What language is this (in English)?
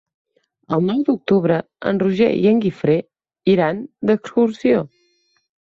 Catalan